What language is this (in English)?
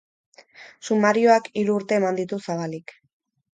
Basque